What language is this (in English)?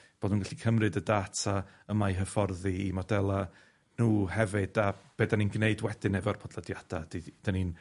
Welsh